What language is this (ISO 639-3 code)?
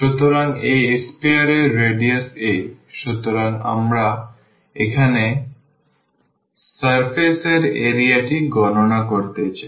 ben